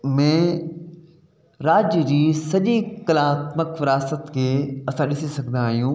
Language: Sindhi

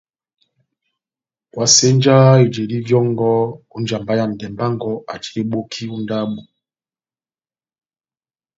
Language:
Batanga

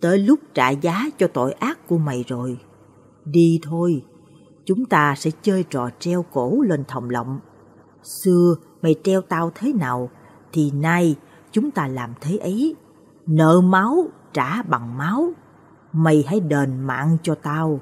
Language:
Vietnamese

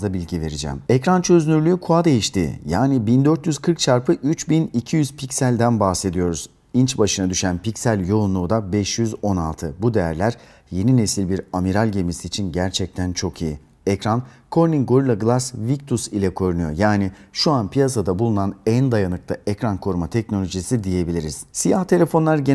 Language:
Turkish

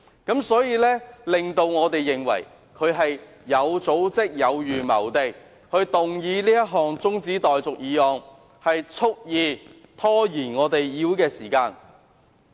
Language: Cantonese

